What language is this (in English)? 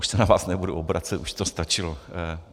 Czech